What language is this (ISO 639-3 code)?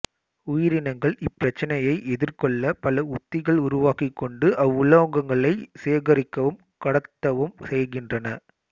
tam